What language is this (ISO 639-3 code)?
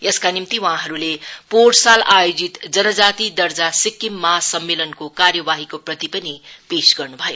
nep